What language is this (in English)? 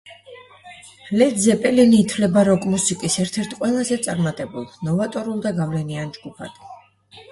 Georgian